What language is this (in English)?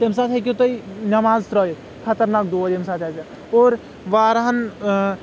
Kashmiri